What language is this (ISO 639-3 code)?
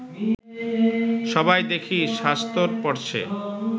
ben